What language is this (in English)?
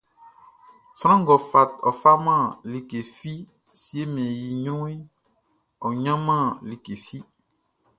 Baoulé